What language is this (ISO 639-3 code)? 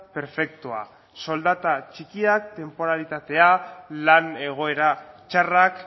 eus